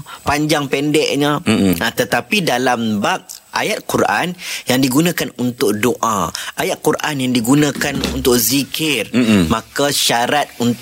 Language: Malay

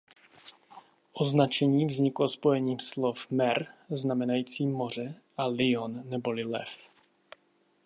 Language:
Czech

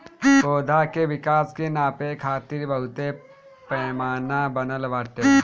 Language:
Bhojpuri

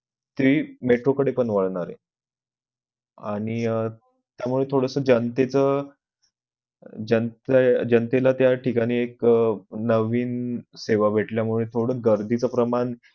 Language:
Marathi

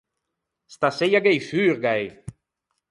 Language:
Ligurian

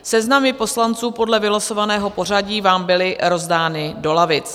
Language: Czech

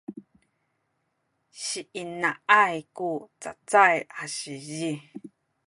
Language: Sakizaya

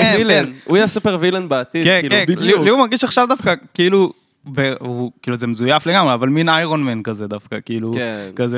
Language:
Hebrew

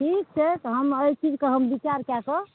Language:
Maithili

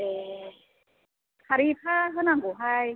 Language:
Bodo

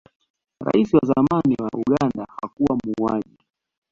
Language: Swahili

